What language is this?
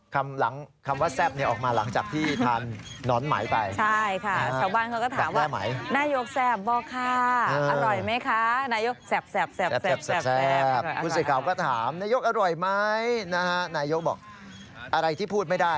Thai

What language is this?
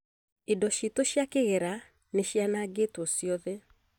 Kikuyu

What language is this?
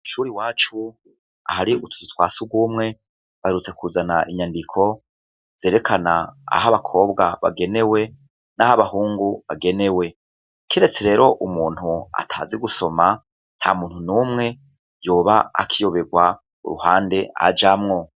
Rundi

